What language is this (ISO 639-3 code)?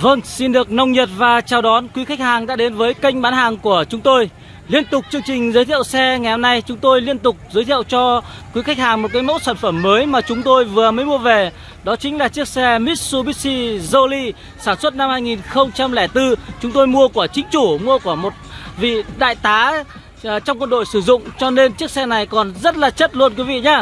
vie